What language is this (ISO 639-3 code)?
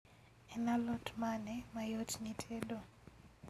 luo